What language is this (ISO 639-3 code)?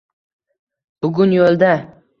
uzb